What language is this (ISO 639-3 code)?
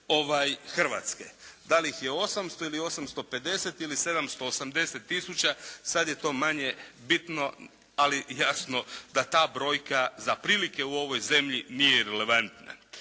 hrv